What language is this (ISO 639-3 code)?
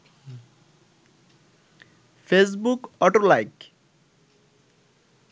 ben